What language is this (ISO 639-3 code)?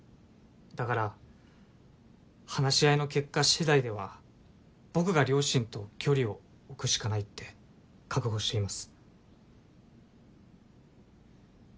jpn